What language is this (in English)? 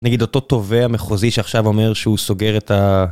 Hebrew